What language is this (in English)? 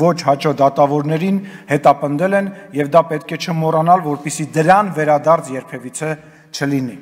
Turkish